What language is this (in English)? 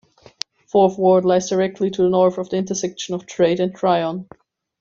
English